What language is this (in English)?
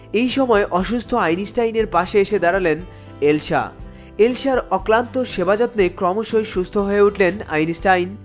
Bangla